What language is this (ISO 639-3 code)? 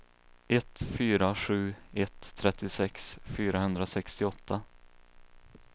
swe